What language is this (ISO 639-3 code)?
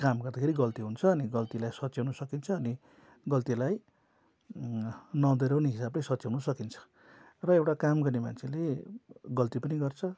nep